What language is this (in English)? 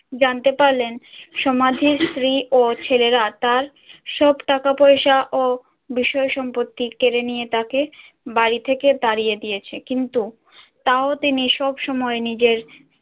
Bangla